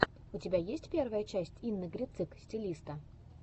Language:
Russian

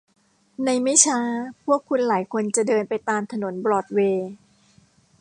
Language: Thai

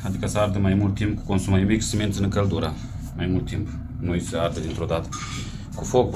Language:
Romanian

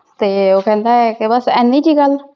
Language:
Punjabi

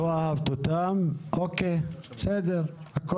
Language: Hebrew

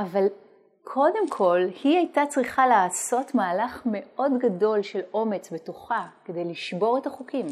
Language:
Hebrew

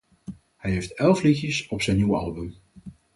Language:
Dutch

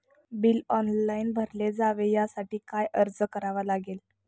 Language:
Marathi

